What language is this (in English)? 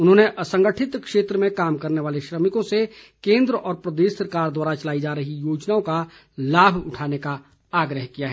Hindi